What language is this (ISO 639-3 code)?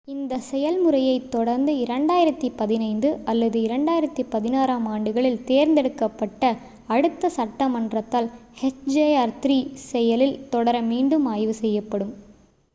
tam